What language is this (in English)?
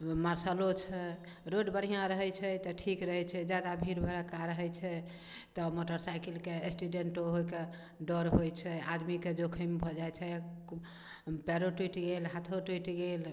Maithili